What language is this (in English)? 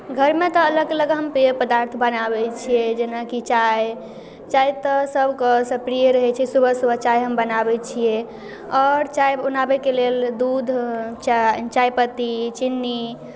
Maithili